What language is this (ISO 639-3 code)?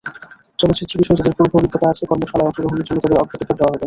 ben